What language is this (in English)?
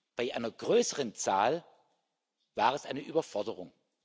German